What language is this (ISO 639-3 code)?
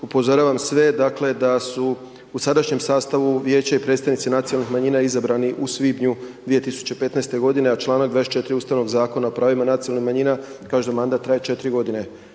hrv